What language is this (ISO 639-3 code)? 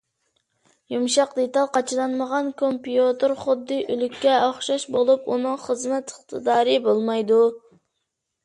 uig